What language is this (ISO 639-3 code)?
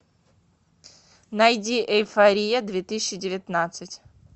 rus